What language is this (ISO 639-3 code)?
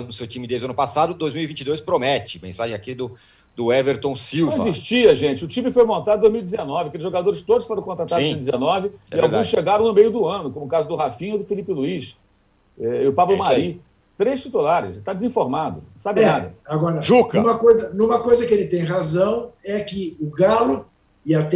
por